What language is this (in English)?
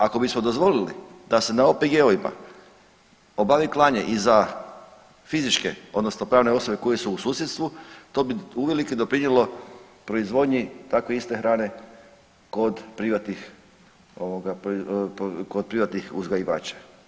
Croatian